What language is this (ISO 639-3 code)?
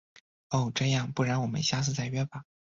zho